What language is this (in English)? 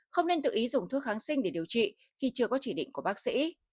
Vietnamese